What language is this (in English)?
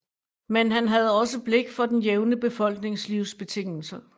Danish